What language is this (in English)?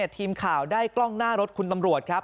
Thai